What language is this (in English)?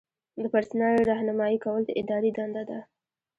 Pashto